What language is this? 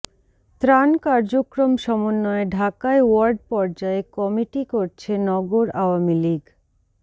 Bangla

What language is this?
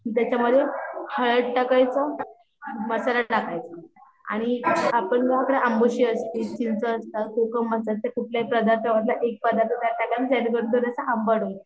Marathi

